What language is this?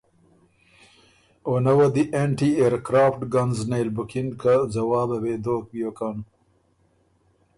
Ormuri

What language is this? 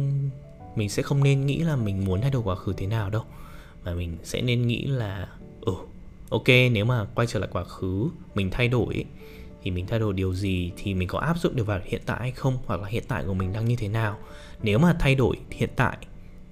Vietnamese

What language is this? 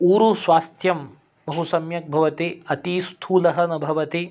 Sanskrit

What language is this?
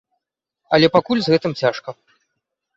Belarusian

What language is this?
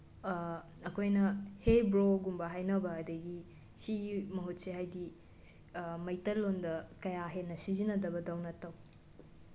Manipuri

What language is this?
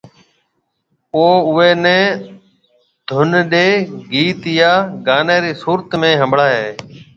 Marwari (Pakistan)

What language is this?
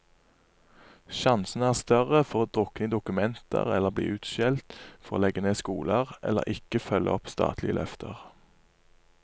Norwegian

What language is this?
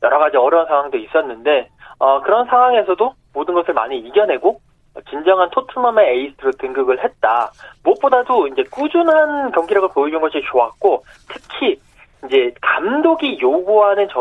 Korean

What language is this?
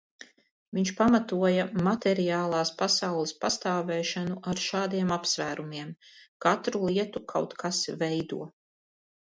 Latvian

